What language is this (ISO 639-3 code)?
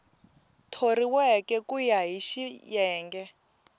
tso